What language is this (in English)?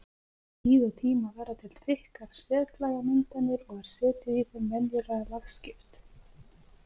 Icelandic